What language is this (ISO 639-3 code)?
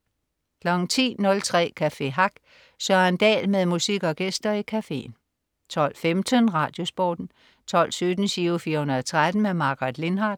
dan